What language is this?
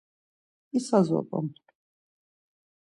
Laz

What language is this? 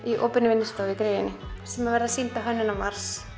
Icelandic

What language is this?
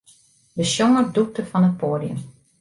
Western Frisian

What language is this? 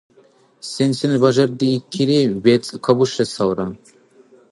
Dargwa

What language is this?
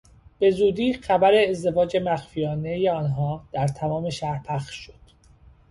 Persian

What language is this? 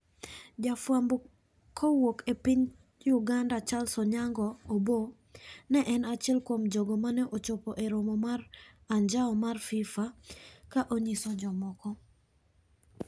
Luo (Kenya and Tanzania)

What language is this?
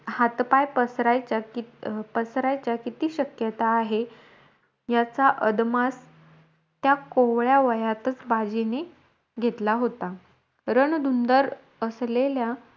Marathi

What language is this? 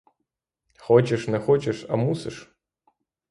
Ukrainian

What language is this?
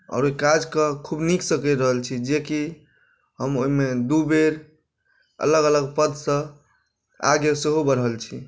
Maithili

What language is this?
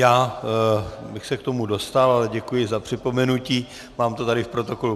Czech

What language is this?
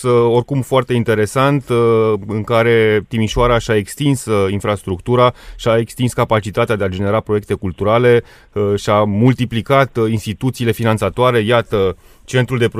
Romanian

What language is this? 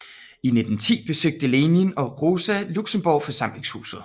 Danish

